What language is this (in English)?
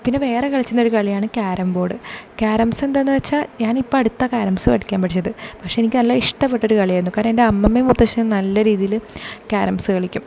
Malayalam